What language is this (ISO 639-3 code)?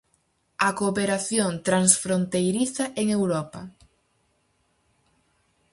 glg